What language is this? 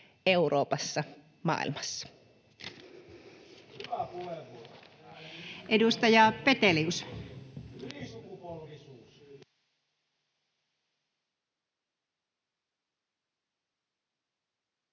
Finnish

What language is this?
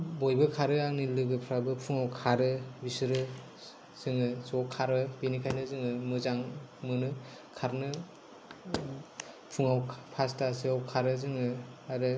Bodo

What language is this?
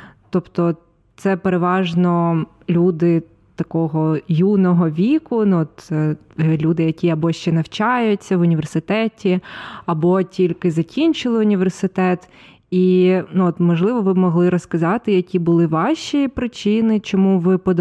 Ukrainian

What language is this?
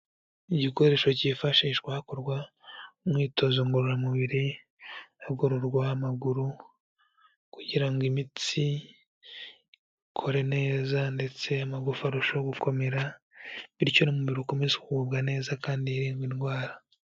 Kinyarwanda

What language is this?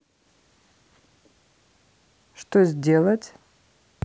Russian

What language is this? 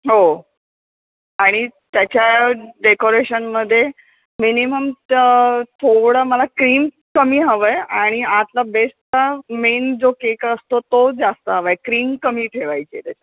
Marathi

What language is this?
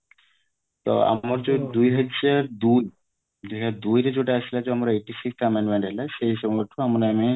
Odia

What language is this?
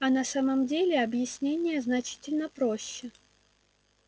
Russian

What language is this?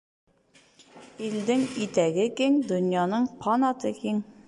Bashkir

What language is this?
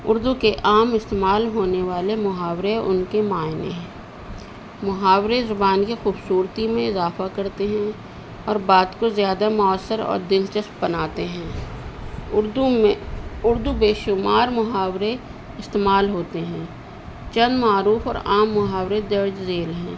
Urdu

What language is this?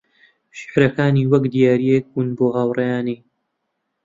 Central Kurdish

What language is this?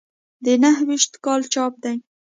Pashto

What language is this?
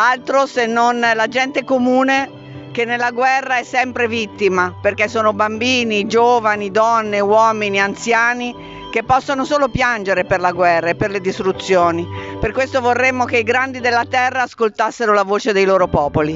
Italian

